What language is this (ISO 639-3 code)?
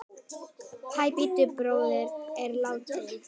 isl